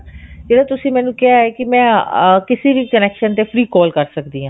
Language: Punjabi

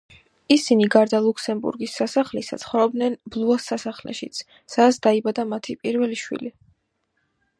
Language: Georgian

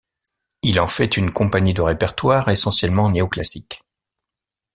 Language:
French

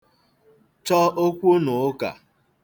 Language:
Igbo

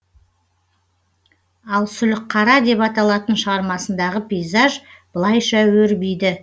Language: Kazakh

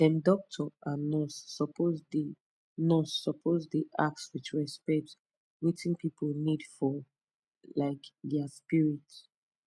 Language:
Nigerian Pidgin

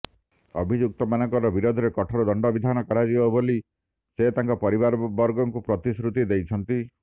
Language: Odia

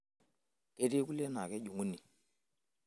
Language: Masai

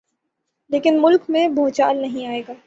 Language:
Urdu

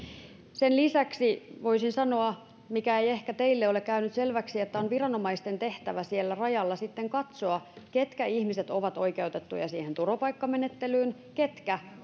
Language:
Finnish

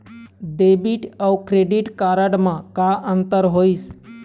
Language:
Chhattisgarhi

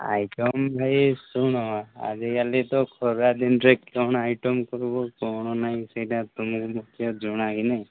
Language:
Odia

